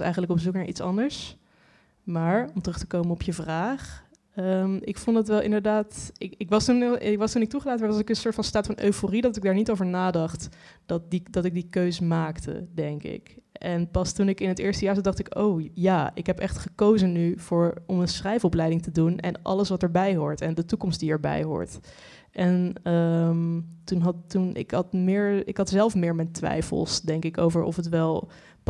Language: Dutch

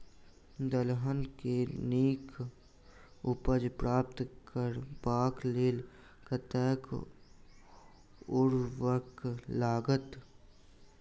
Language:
Maithili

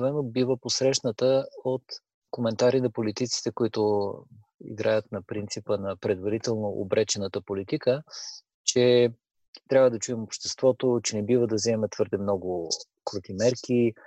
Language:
Bulgarian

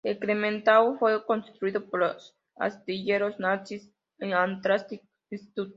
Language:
Spanish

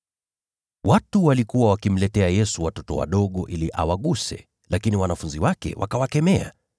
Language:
Swahili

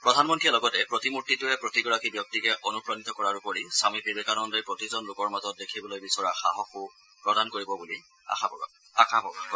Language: Assamese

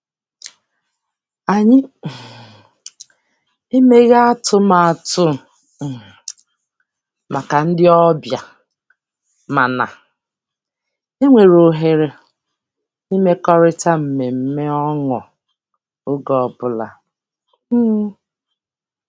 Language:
Igbo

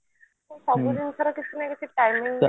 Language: Odia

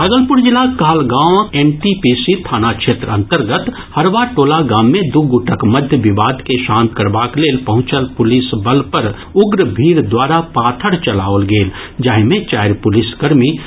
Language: Maithili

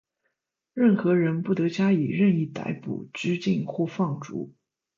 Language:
Chinese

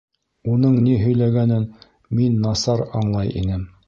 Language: Bashkir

